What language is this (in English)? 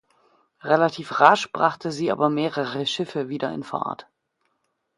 German